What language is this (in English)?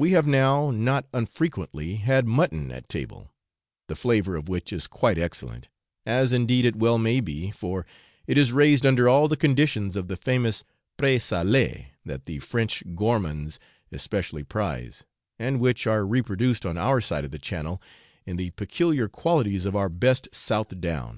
English